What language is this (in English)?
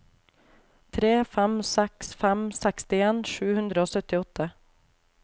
Norwegian